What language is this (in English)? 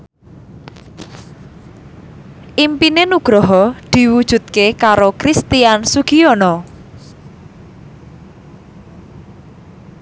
Javanese